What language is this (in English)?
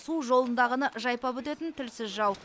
Kazakh